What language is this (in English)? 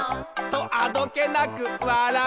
Japanese